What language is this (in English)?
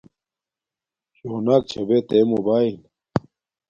Domaaki